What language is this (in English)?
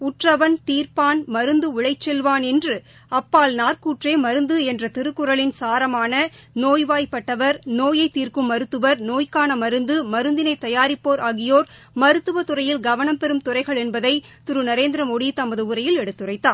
Tamil